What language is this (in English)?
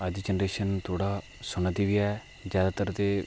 Dogri